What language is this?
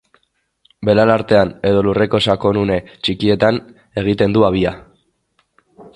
Basque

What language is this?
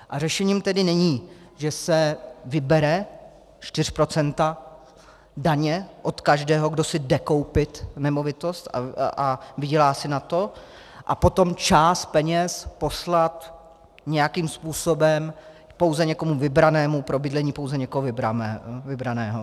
Czech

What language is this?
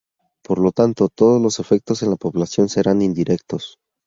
Spanish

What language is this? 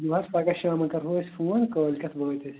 Kashmiri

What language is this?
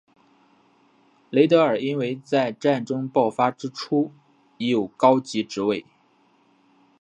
Chinese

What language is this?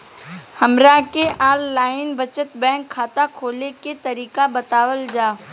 Bhojpuri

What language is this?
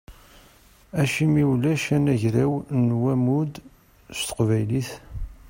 Kabyle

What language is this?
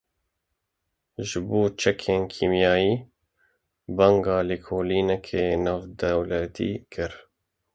Kurdish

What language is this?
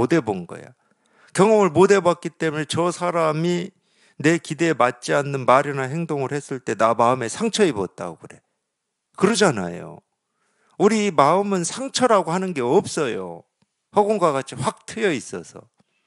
Korean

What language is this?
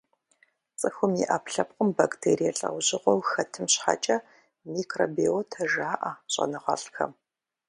Kabardian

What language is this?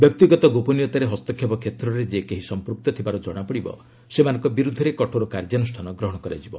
Odia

